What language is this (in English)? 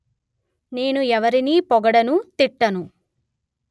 Telugu